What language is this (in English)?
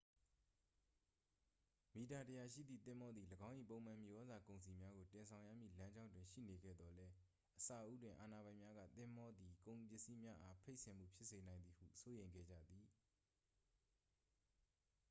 Burmese